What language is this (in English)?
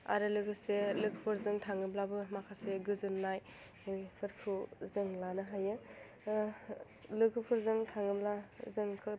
Bodo